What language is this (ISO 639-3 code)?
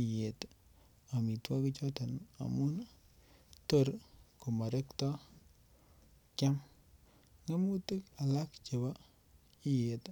kln